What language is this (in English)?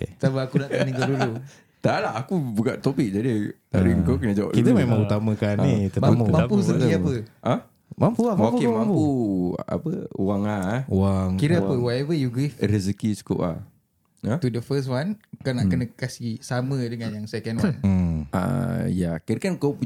Malay